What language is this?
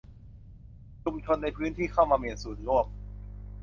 Thai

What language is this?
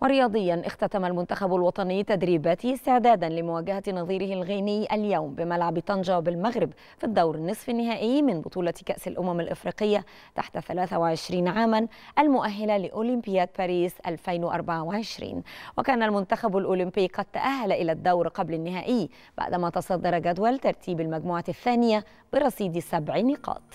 Arabic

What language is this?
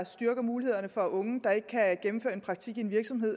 Danish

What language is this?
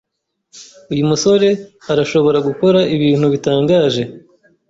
Kinyarwanda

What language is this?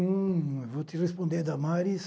Portuguese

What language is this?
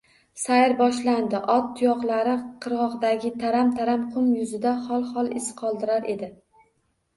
Uzbek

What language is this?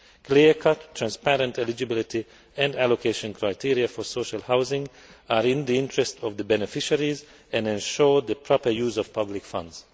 English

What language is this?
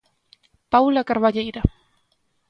Galician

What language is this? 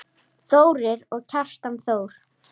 Icelandic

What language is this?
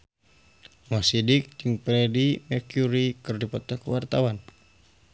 Sundanese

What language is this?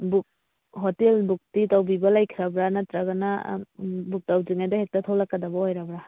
Manipuri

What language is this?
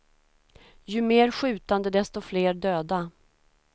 Swedish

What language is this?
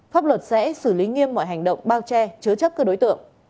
Vietnamese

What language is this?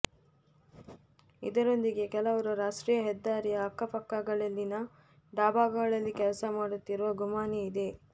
Kannada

